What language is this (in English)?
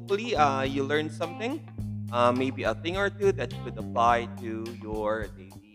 Filipino